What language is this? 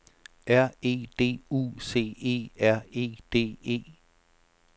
Danish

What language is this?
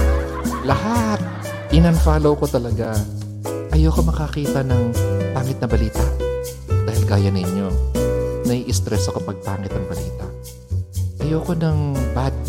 Filipino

